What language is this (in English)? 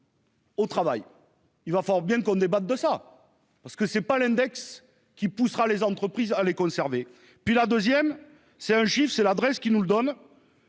French